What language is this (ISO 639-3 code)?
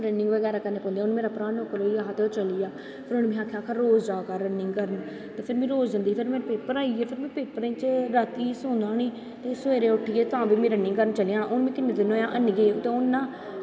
doi